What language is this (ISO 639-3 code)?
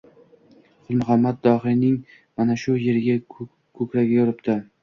uzb